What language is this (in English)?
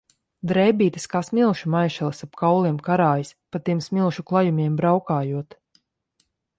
Latvian